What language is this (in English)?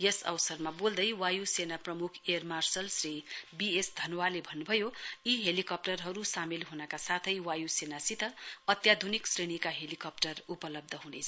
Nepali